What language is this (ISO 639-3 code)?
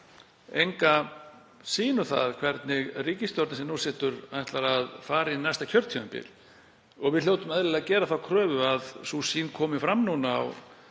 isl